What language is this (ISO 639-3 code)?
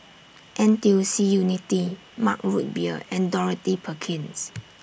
eng